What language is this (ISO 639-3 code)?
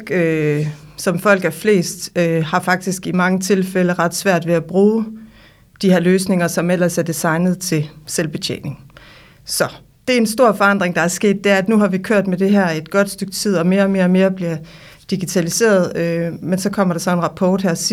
dan